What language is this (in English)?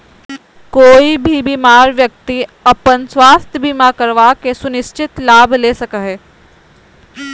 Magahi